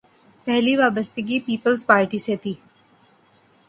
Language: Urdu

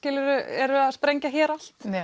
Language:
Icelandic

